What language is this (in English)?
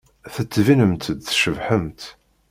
Kabyle